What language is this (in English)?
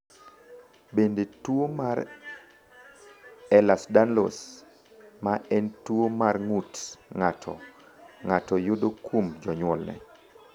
Luo (Kenya and Tanzania)